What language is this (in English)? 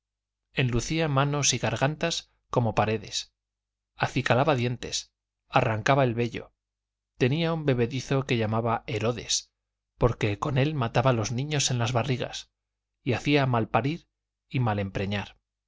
Spanish